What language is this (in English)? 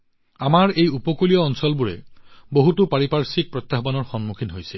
Assamese